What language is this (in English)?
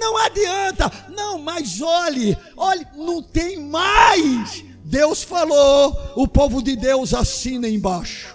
Portuguese